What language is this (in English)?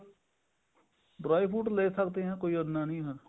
Punjabi